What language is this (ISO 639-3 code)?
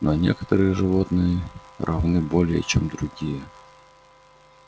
rus